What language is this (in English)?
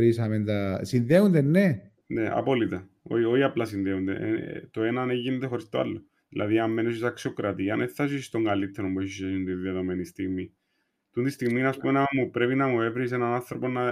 Greek